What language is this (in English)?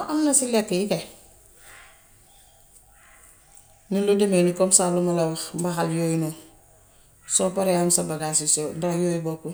Gambian Wolof